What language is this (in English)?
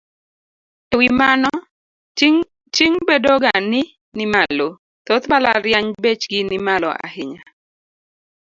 Luo (Kenya and Tanzania)